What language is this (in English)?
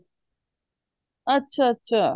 Punjabi